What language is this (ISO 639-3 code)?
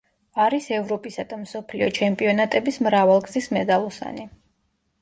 kat